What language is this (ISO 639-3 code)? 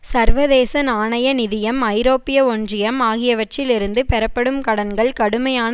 tam